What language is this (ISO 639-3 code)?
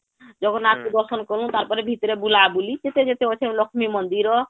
ori